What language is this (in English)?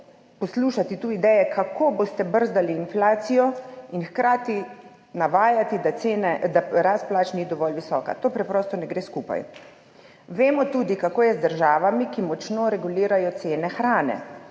Slovenian